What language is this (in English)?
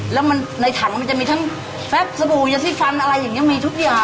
Thai